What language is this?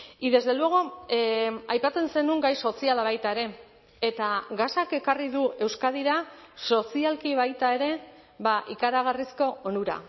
Basque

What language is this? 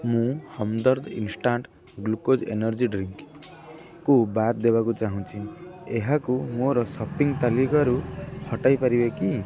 Odia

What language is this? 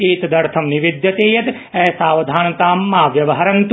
Sanskrit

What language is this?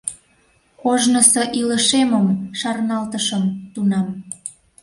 Mari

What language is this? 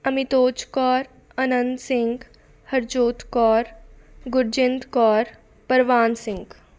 Punjabi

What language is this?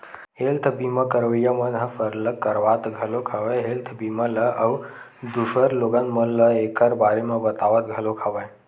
Chhattisgarhi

